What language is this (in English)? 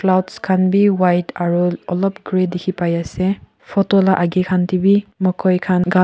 Naga Pidgin